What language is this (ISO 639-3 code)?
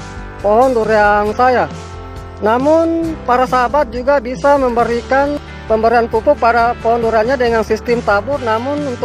ind